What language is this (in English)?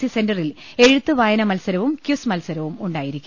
Malayalam